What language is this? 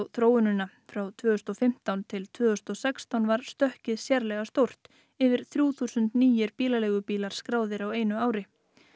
Icelandic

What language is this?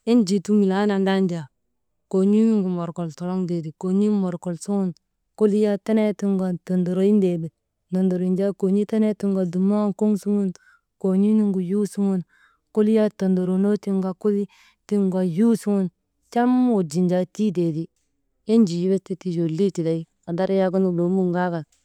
Maba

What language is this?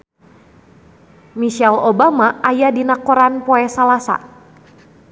Sundanese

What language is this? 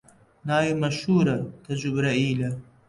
Central Kurdish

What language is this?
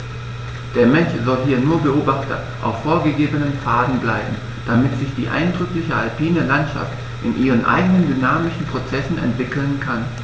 German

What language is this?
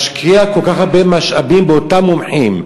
Hebrew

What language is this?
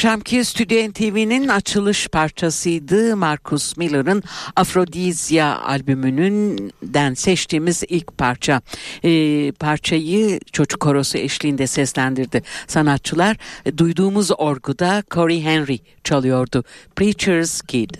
Turkish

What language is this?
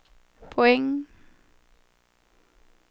Swedish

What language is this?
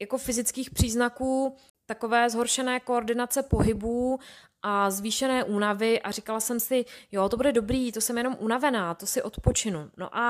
Czech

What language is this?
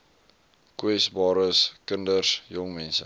Afrikaans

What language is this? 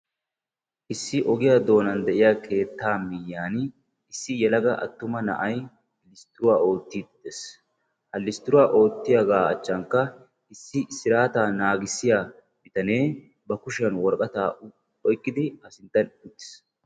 Wolaytta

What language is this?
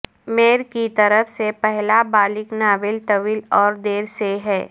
Urdu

